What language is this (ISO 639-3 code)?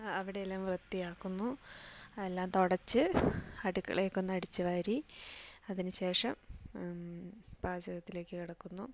mal